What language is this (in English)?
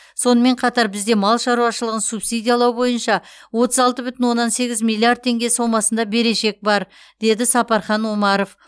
Kazakh